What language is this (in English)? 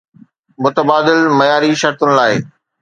Sindhi